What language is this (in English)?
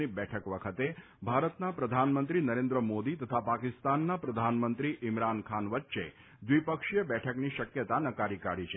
Gujarati